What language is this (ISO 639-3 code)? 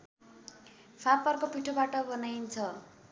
nep